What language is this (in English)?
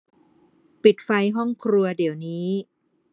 Thai